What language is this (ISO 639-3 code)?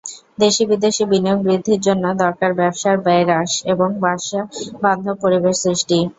ben